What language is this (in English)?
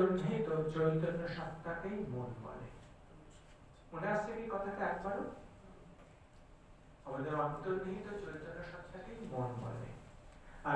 Romanian